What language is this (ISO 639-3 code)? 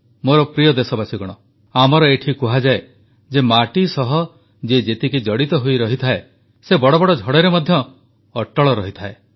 ori